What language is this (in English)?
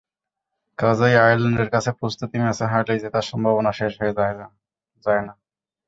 Bangla